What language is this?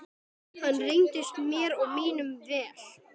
Icelandic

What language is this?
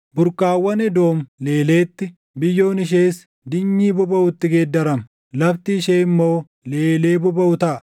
Oromo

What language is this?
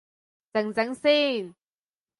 Cantonese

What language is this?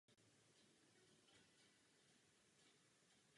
Czech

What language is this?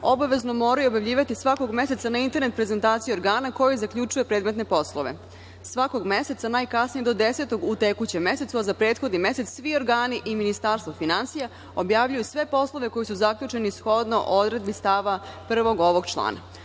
Serbian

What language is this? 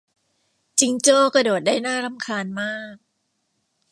Thai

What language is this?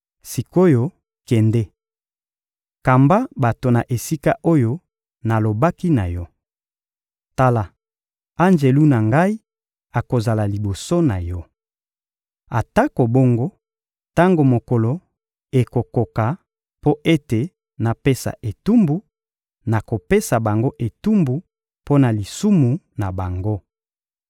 Lingala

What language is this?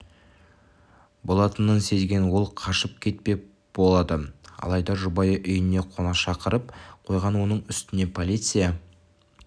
Kazakh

